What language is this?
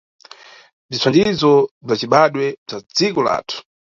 Nyungwe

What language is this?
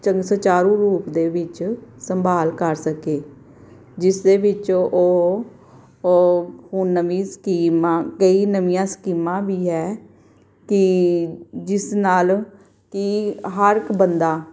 Punjabi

